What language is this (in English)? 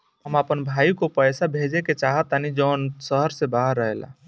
Bhojpuri